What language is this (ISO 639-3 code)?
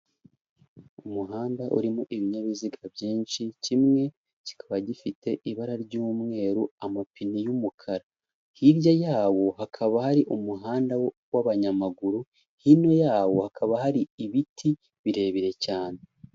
kin